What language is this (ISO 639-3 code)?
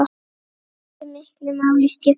isl